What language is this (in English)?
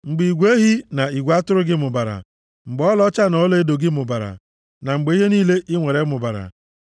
Igbo